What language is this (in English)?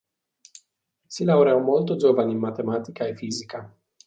Italian